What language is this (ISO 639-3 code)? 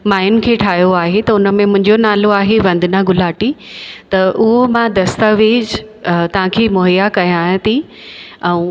snd